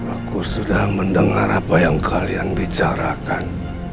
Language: Indonesian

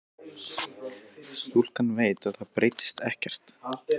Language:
Icelandic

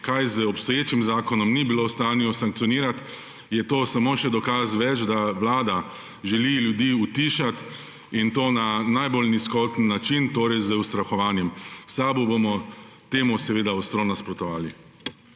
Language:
Slovenian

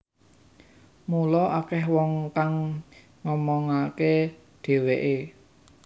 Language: Javanese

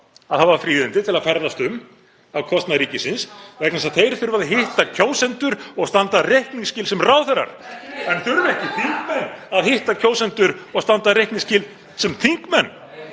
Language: Icelandic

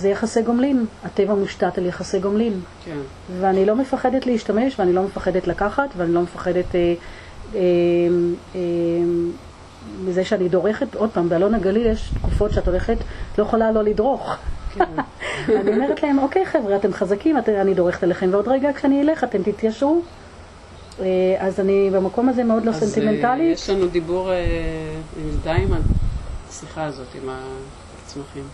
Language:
Hebrew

